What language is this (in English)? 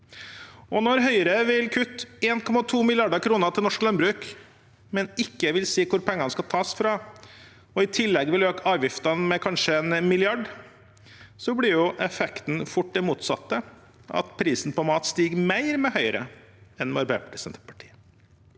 Norwegian